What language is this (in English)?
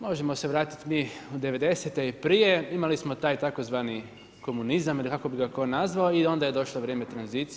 Croatian